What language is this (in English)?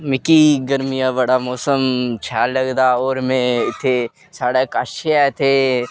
Dogri